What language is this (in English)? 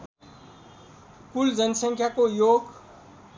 Nepali